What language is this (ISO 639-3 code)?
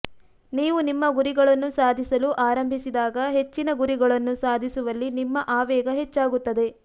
kan